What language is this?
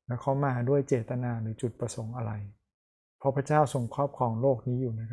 Thai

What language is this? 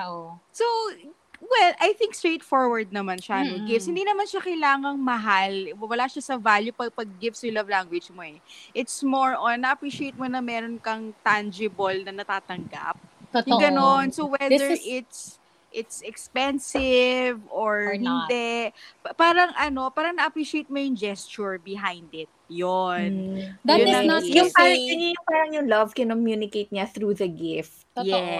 Filipino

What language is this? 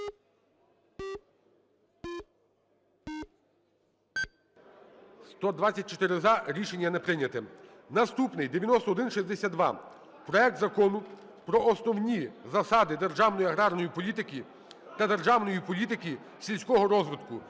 Ukrainian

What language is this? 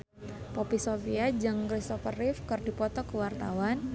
Sundanese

